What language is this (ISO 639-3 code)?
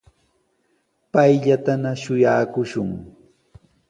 qws